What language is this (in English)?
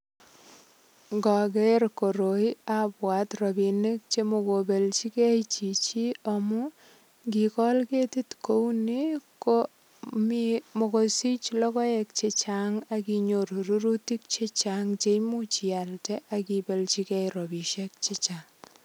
Kalenjin